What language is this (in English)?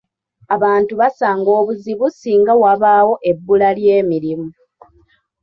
Ganda